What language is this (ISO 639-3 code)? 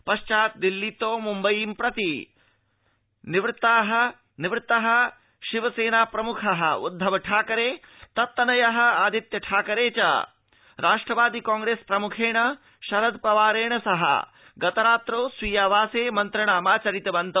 san